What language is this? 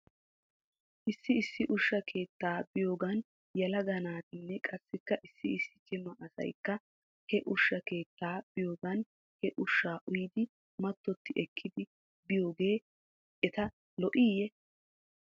Wolaytta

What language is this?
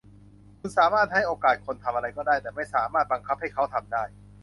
Thai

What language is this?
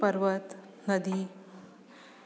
Sanskrit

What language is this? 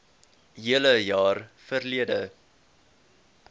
Afrikaans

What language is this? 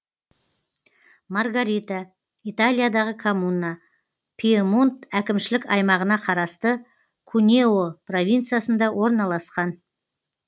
Kazakh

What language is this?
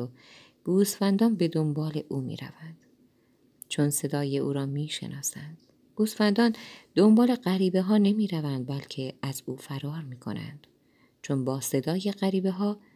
Persian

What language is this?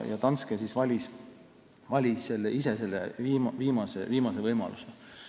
Estonian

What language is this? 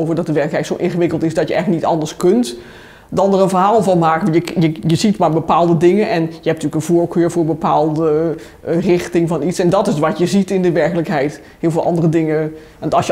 Dutch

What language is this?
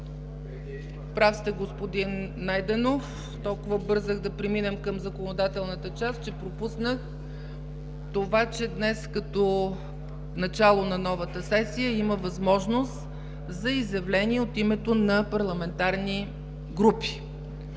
Bulgarian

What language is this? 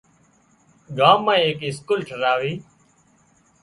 Wadiyara Koli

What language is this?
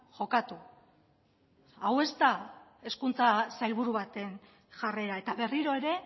Basque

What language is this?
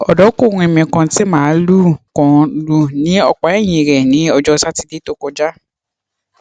Yoruba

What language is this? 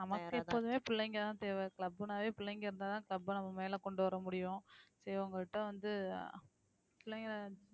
Tamil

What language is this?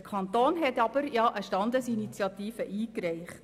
Swiss German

